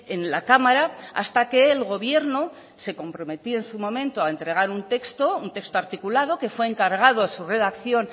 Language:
Spanish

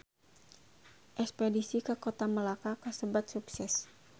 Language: Sundanese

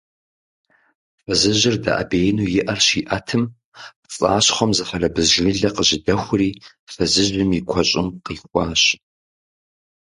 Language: Kabardian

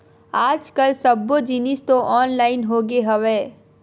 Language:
Chhattisgarhi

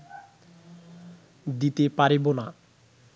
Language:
Bangla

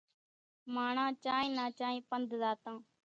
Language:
Kachi Koli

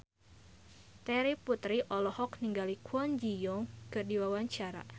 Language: Sundanese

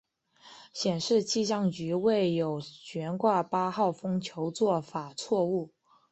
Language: Chinese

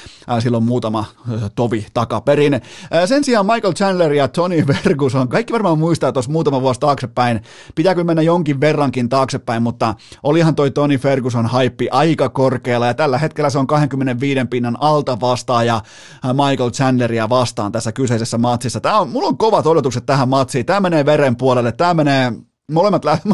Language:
Finnish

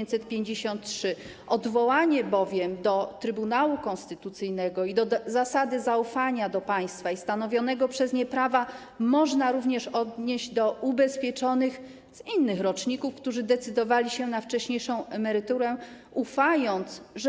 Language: Polish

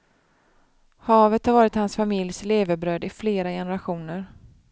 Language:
Swedish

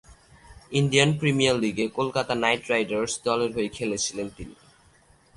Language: Bangla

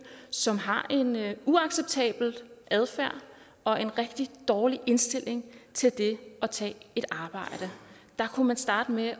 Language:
Danish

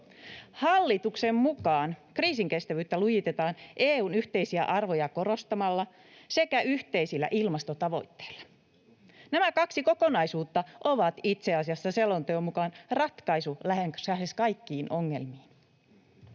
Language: Finnish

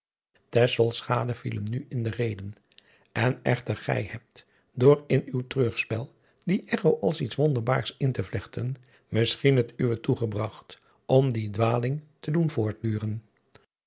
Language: Dutch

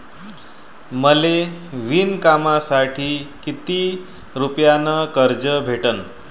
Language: Marathi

